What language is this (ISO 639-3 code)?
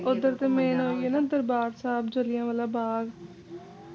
pan